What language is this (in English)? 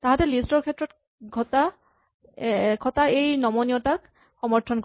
Assamese